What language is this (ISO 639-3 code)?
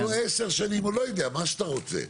heb